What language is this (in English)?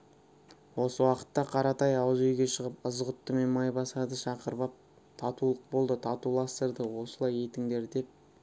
Kazakh